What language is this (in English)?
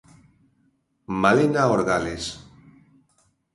Galician